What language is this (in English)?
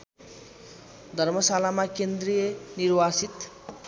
Nepali